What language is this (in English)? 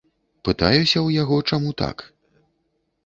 Belarusian